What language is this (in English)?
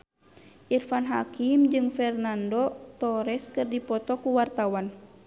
Sundanese